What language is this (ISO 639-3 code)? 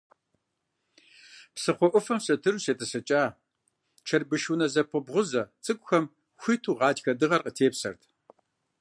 kbd